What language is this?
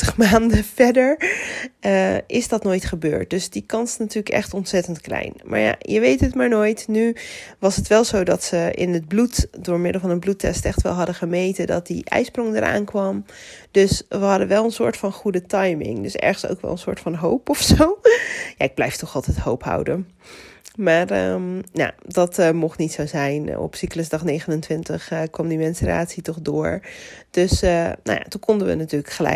Dutch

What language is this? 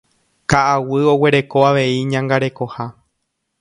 Guarani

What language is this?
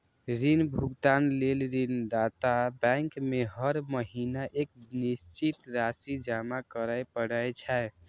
Maithili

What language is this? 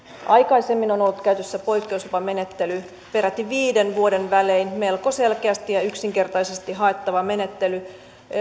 Finnish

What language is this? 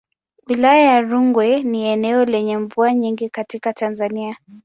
Swahili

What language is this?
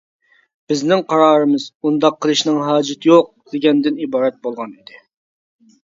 Uyghur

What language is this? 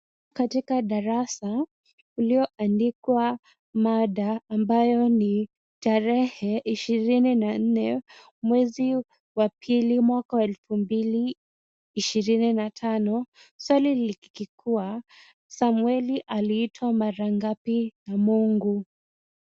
Swahili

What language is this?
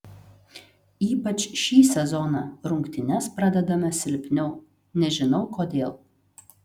Lithuanian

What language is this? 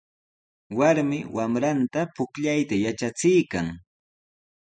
Sihuas Ancash Quechua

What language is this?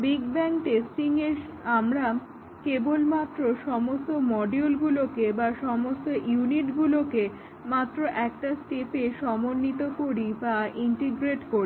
Bangla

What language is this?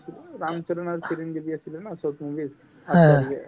Assamese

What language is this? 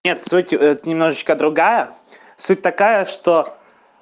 Russian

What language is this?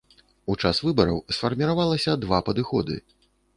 Belarusian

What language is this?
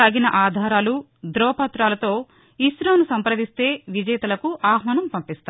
Telugu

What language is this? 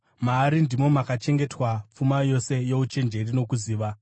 Shona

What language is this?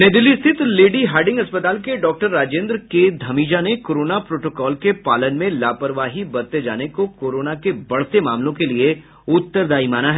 Hindi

